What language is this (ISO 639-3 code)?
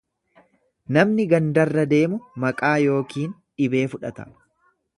orm